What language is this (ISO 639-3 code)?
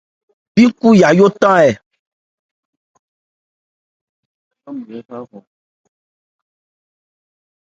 ebr